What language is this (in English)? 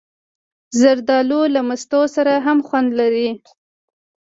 Pashto